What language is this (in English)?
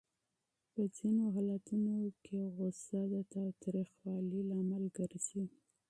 Pashto